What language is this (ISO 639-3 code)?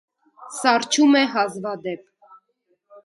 hye